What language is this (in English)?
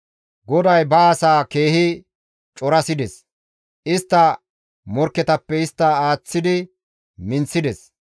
Gamo